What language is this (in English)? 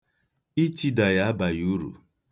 Igbo